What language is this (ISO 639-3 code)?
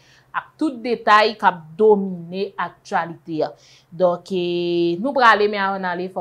fra